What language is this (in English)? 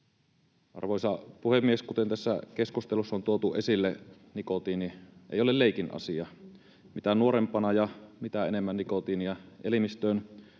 Finnish